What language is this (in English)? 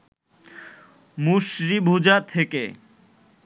Bangla